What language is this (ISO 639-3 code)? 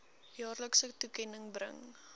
afr